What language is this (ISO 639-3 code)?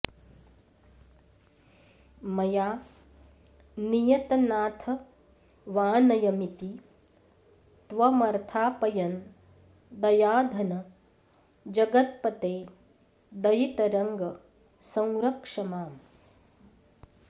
san